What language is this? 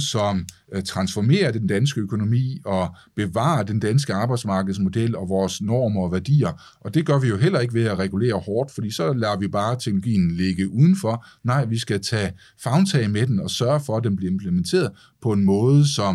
Danish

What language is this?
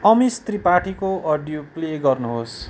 Nepali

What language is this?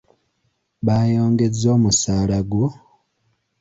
Ganda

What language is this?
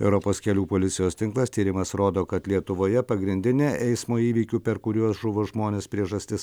Lithuanian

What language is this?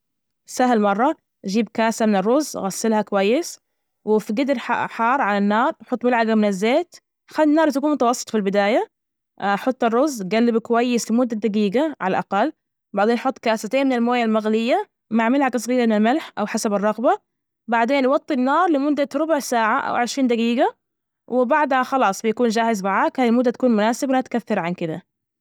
Najdi Arabic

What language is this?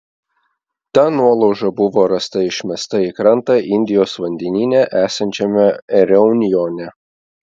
Lithuanian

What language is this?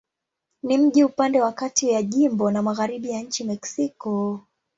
Swahili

